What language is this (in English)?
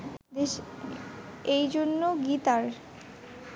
Bangla